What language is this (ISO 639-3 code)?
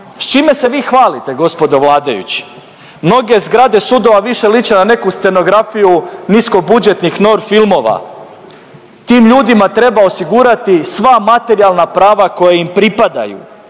hrv